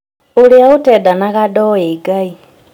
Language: Kikuyu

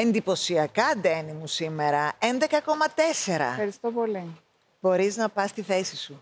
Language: Greek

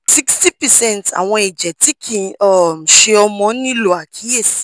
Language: Yoruba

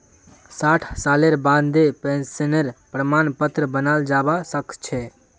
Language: Magahi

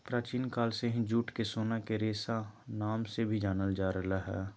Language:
Magahi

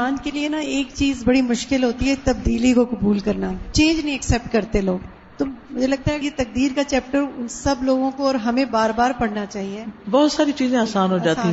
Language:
Urdu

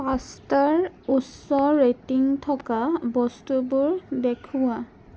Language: Assamese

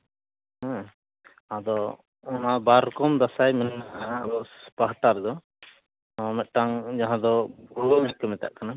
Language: Santali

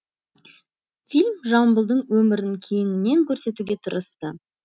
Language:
Kazakh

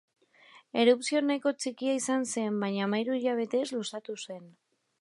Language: Basque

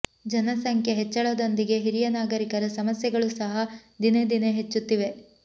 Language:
Kannada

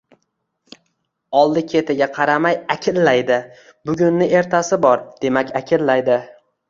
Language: Uzbek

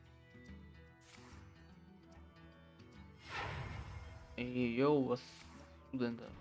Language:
German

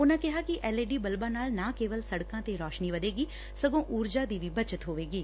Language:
Punjabi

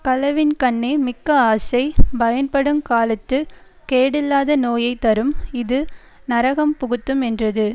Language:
Tamil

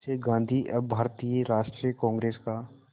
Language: Hindi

